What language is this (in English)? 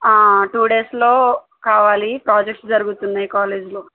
Telugu